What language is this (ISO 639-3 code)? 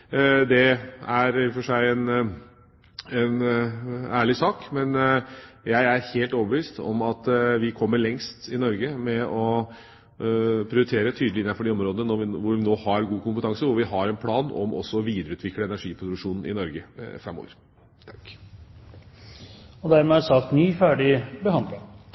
nor